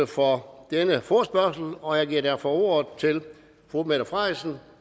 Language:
Danish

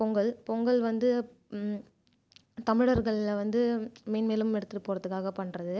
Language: Tamil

